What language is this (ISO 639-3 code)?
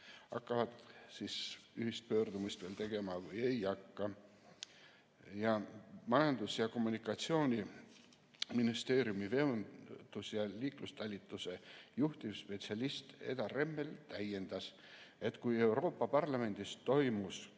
est